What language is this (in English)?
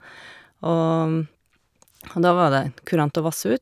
Norwegian